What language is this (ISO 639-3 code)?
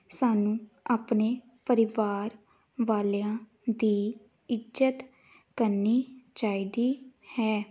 pan